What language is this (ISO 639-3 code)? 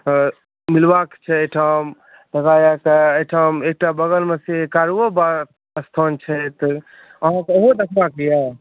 mai